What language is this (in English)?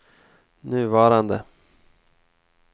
Swedish